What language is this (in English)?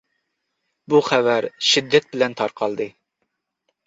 Uyghur